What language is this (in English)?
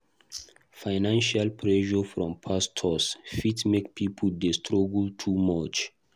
Nigerian Pidgin